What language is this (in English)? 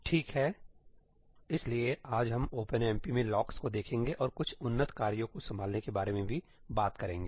Hindi